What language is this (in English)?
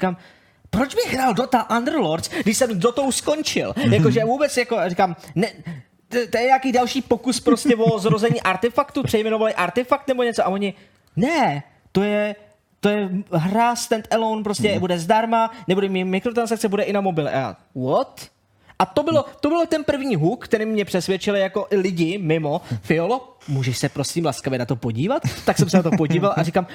Czech